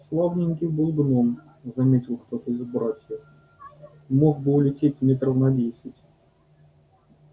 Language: Russian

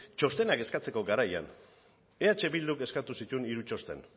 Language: Basque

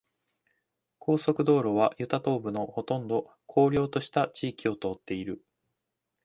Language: Japanese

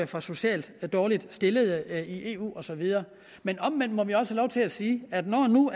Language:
Danish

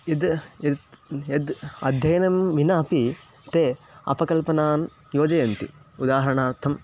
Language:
Sanskrit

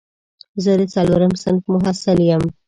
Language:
Pashto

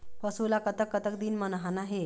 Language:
Chhattisgarhi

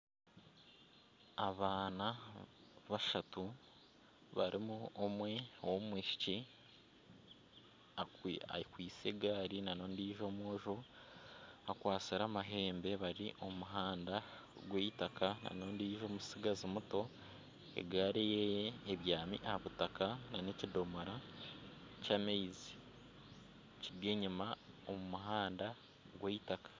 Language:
Nyankole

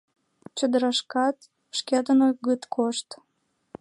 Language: Mari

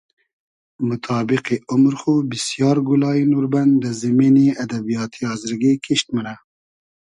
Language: Hazaragi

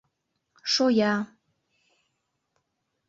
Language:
Mari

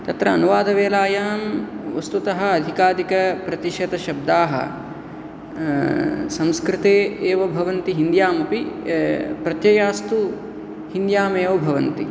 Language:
Sanskrit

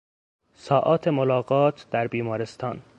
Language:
Persian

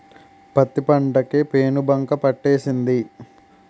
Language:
Telugu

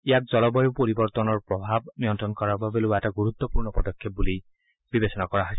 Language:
Assamese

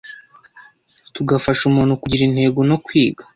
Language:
Kinyarwanda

